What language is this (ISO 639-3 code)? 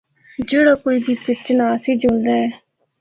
hno